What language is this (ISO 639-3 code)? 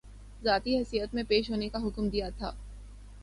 urd